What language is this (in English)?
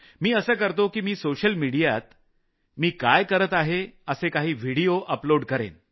Marathi